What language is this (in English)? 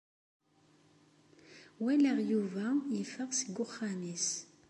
Kabyle